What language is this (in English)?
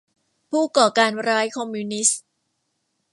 Thai